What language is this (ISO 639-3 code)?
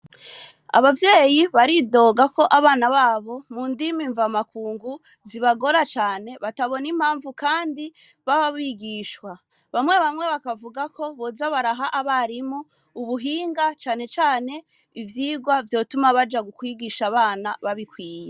run